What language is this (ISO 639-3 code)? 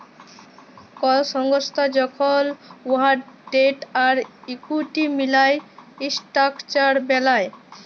ben